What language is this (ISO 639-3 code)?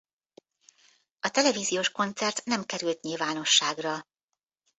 hun